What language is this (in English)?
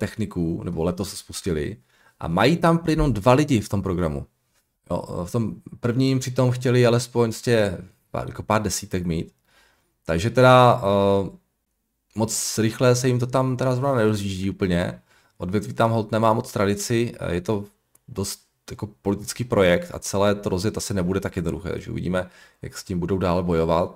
Czech